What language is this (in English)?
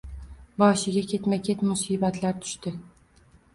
Uzbek